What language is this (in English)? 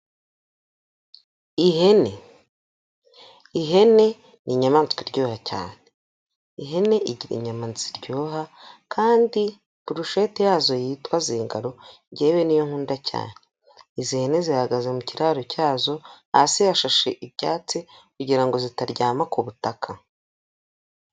Kinyarwanda